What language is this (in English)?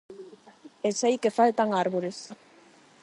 Galician